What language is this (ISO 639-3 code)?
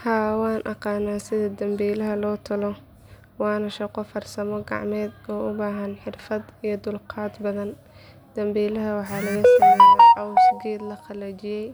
som